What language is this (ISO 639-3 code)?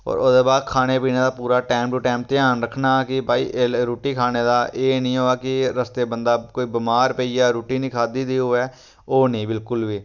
doi